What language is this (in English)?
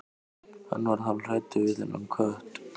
Icelandic